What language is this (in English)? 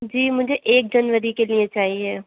Urdu